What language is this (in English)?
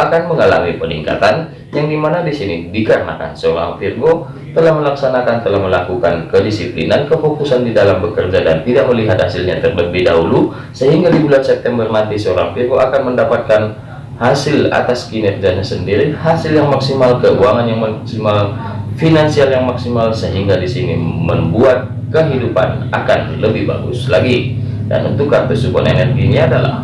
Indonesian